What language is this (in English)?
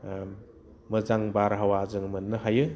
Bodo